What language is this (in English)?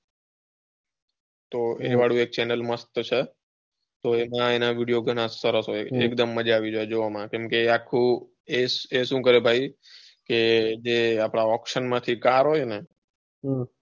Gujarati